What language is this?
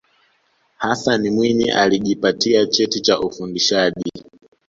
Swahili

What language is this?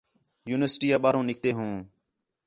Khetrani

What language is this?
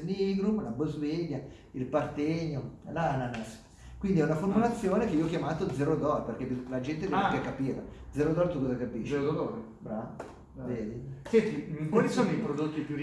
Italian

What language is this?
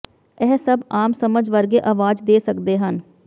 Punjabi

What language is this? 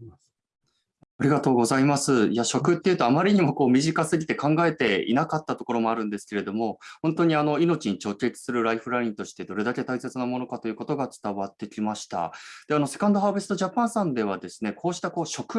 Japanese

